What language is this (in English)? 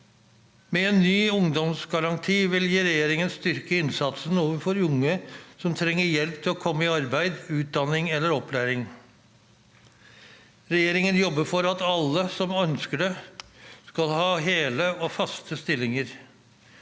Norwegian